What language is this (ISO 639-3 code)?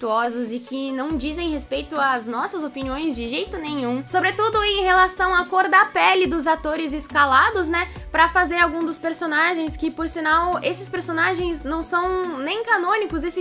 por